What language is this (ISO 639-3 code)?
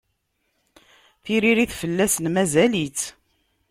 kab